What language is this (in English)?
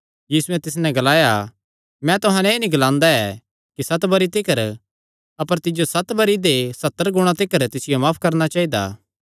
Kangri